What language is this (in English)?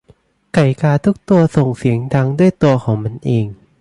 Thai